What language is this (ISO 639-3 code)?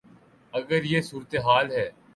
urd